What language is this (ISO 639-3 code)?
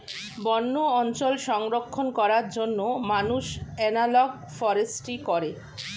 ben